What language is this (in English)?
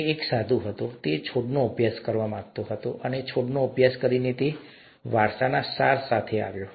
Gujarati